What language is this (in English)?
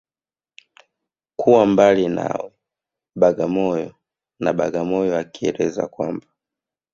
Swahili